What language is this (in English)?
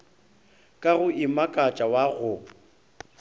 Northern Sotho